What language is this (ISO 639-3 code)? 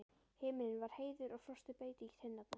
isl